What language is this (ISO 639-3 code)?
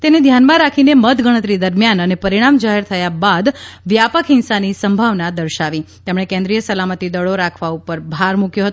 guj